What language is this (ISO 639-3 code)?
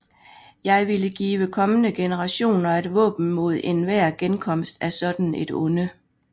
dan